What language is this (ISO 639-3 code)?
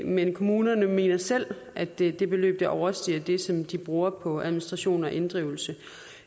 dan